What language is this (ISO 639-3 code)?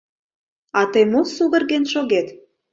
chm